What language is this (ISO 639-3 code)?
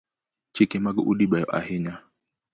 luo